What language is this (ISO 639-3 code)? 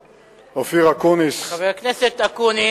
heb